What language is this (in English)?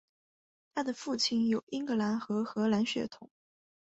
Chinese